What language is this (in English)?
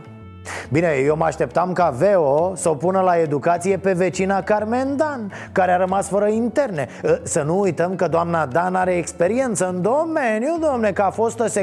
Romanian